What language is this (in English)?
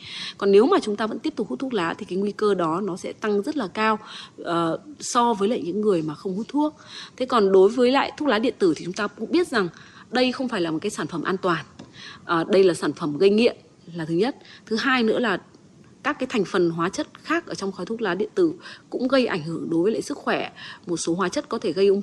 Vietnamese